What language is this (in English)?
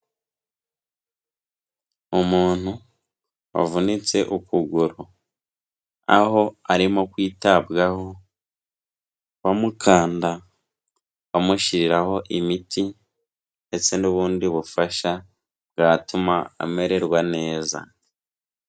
Kinyarwanda